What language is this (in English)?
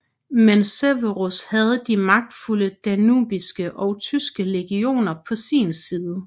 Danish